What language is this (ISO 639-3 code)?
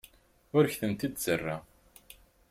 kab